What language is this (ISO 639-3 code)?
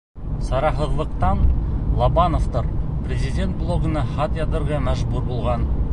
bak